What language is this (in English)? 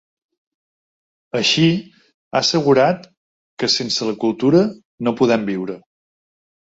Catalan